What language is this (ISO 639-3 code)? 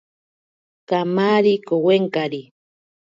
prq